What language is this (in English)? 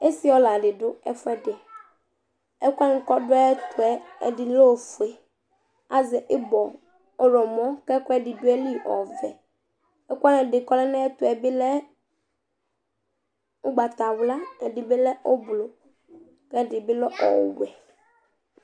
Ikposo